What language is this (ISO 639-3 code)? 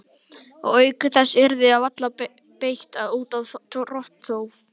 isl